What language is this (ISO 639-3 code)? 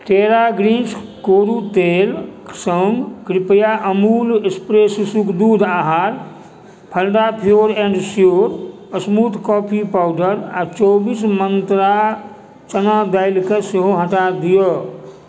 mai